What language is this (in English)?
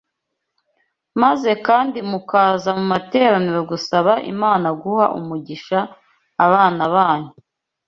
Kinyarwanda